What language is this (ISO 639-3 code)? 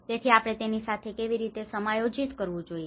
guj